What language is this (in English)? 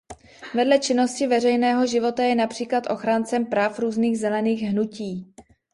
Czech